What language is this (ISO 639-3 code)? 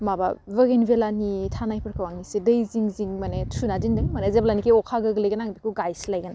brx